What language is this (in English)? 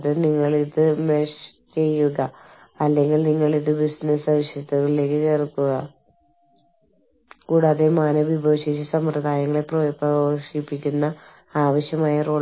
Malayalam